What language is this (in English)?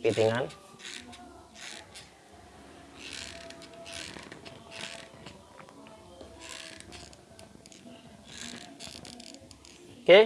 Indonesian